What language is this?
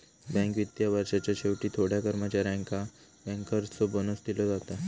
Marathi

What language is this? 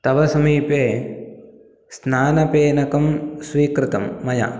Sanskrit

